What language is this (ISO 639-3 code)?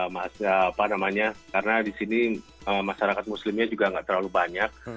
ind